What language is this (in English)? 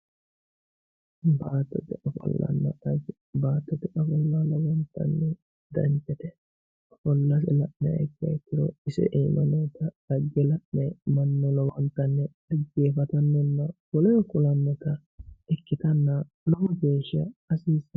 Sidamo